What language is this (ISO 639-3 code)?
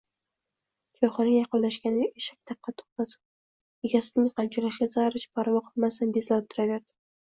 uzb